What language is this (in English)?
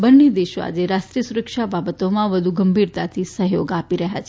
Gujarati